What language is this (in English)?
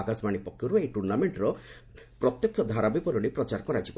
Odia